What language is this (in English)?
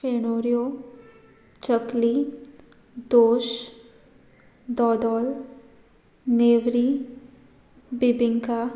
Konkani